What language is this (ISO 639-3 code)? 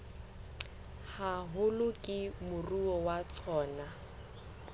sot